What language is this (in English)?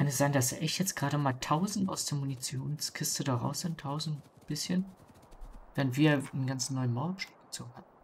German